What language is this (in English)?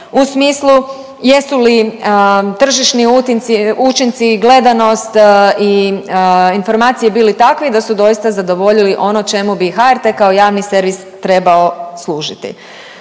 Croatian